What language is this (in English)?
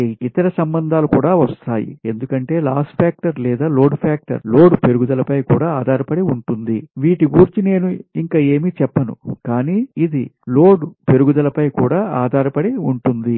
Telugu